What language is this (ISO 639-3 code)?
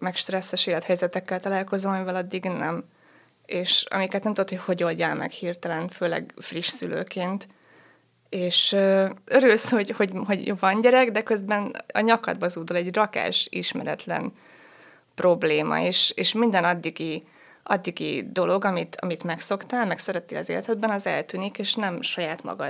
hun